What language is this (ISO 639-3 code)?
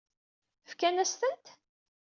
kab